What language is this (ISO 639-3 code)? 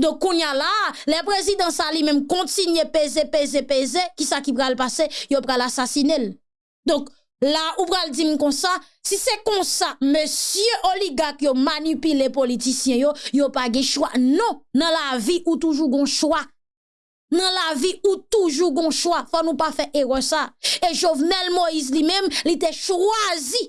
fra